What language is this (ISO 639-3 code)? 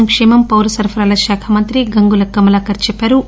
tel